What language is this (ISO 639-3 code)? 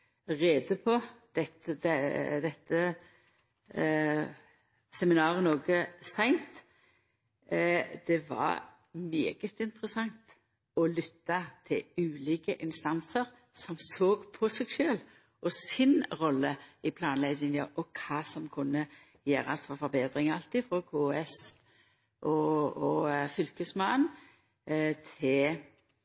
nno